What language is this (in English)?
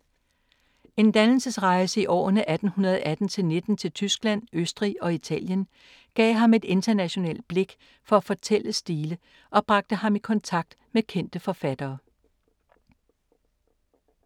Danish